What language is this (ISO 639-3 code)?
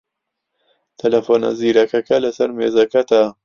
ckb